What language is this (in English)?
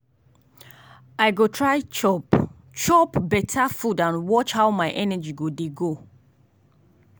Nigerian Pidgin